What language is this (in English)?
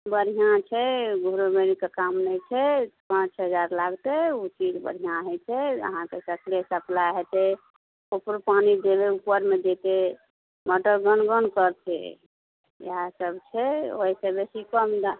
Maithili